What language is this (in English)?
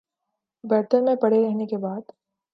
Urdu